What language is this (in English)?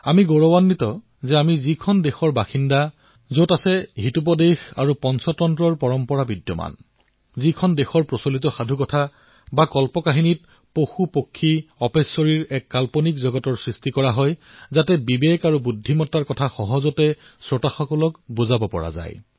Assamese